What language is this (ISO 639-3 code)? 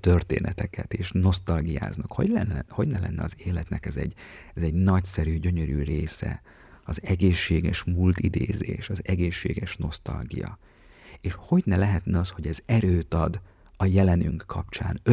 hun